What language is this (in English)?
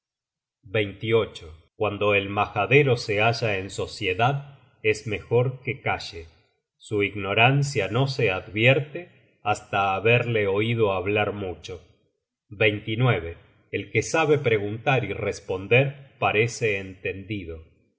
Spanish